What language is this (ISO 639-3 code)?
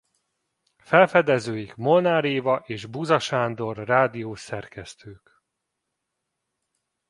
hun